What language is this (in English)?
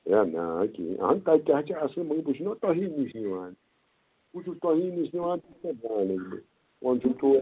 Kashmiri